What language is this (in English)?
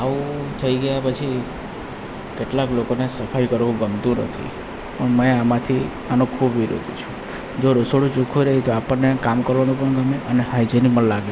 Gujarati